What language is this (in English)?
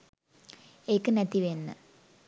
Sinhala